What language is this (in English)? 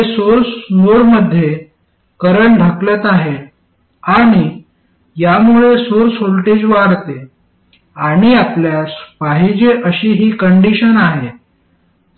Marathi